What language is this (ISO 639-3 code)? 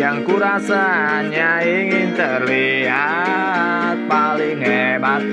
ind